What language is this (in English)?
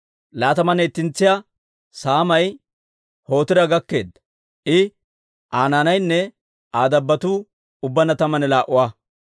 Dawro